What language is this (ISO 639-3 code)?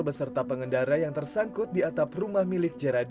ind